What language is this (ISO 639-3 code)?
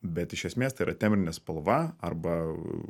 lit